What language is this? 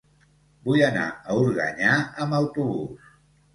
Catalan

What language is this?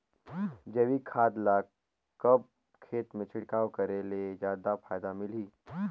Chhattisgarhi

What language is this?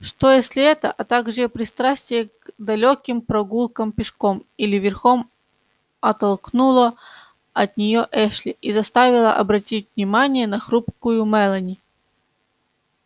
Russian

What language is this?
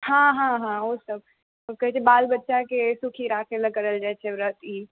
Maithili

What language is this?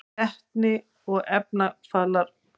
Icelandic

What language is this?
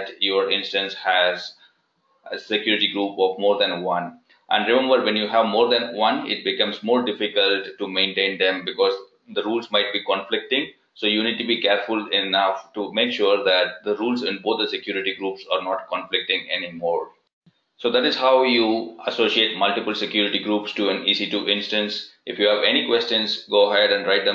English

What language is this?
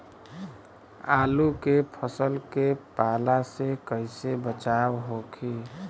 Bhojpuri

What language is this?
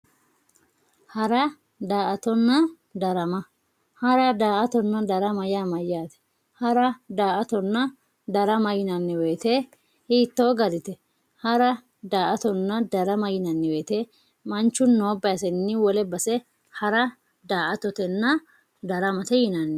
Sidamo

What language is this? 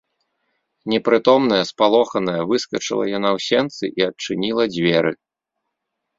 Belarusian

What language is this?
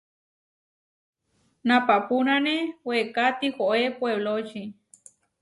Huarijio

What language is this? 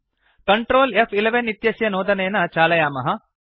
Sanskrit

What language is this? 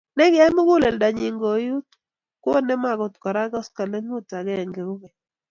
Kalenjin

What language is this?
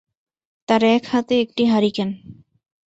Bangla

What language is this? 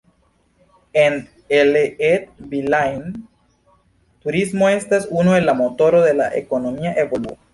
Esperanto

